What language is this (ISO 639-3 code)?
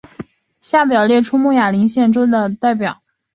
zho